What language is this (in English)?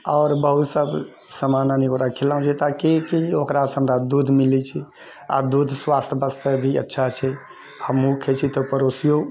Maithili